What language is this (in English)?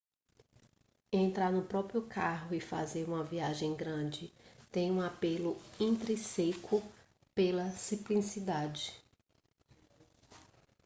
Portuguese